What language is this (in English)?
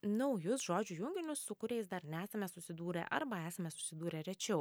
Lithuanian